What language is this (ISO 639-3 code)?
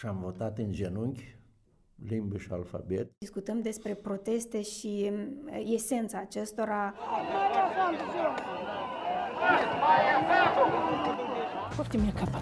ron